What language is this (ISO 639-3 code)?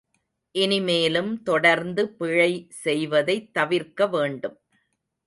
tam